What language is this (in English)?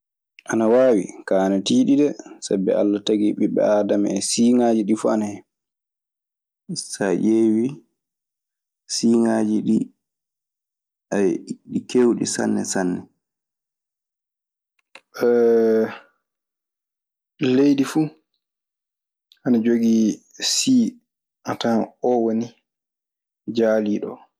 Maasina Fulfulde